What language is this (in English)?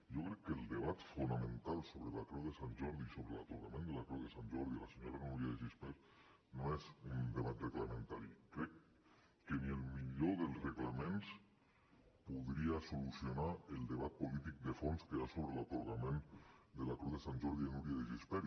Catalan